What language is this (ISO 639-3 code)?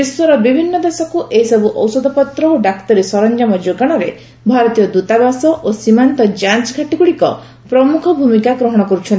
ori